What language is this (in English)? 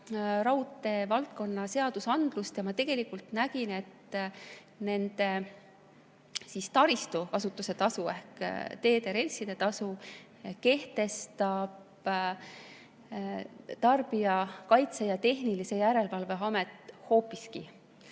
Estonian